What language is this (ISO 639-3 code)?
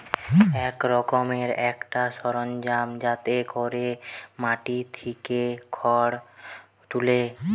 ben